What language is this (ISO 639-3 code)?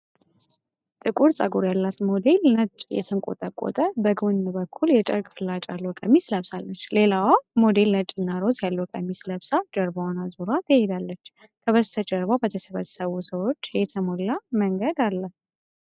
amh